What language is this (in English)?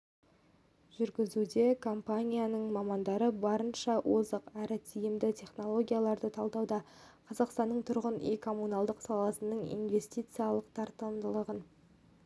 Kazakh